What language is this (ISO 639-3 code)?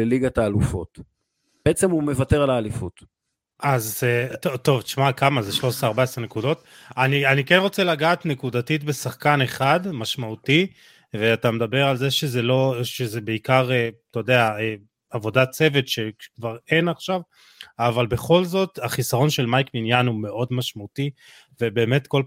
heb